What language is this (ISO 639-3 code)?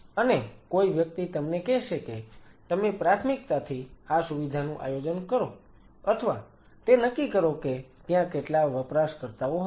guj